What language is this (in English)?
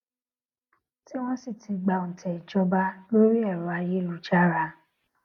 Yoruba